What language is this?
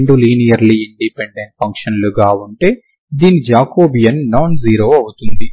Telugu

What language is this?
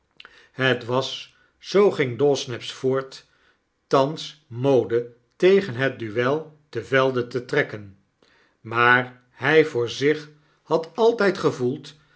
Dutch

